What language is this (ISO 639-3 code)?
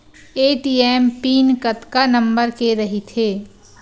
hne